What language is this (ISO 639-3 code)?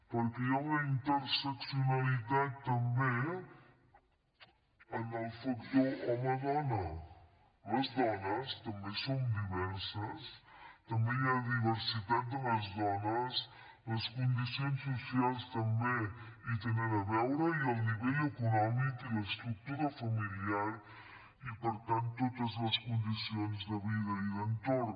cat